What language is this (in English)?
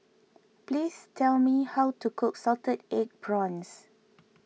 English